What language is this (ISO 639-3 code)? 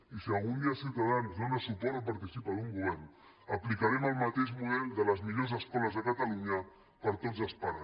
cat